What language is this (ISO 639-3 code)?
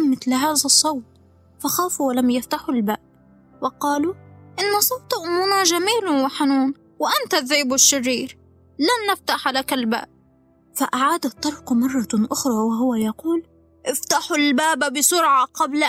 ara